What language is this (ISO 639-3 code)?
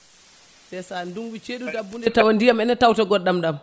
ful